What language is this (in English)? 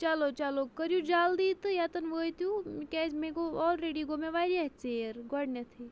Kashmiri